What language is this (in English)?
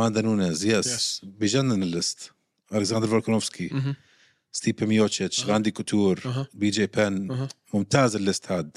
Arabic